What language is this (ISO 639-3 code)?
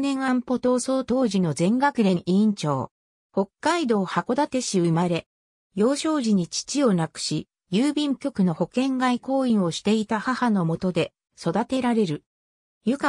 jpn